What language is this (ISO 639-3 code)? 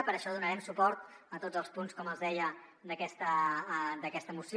cat